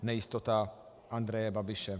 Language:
Czech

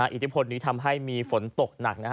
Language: Thai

